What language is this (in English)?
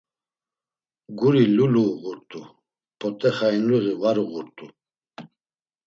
Laz